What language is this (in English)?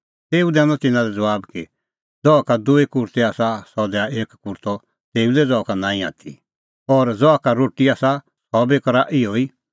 Kullu Pahari